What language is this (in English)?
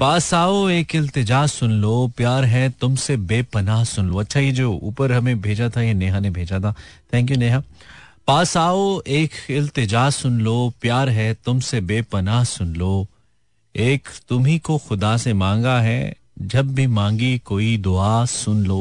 Hindi